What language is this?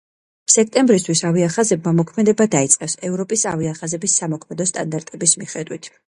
Georgian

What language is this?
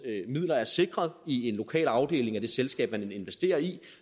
Danish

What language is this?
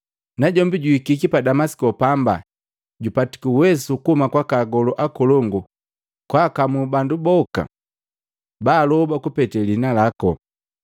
Matengo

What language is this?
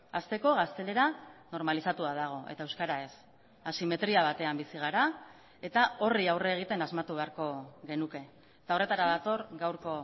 Basque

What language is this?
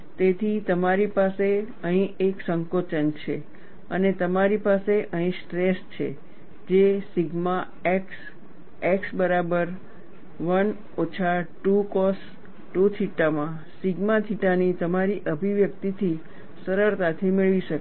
Gujarati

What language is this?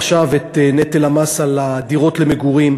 Hebrew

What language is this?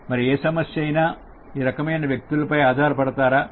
Telugu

